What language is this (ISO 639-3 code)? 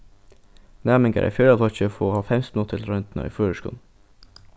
fao